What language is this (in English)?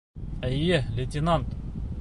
Bashkir